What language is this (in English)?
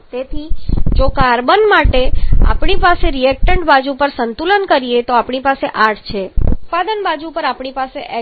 Gujarati